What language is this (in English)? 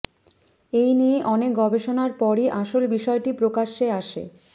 Bangla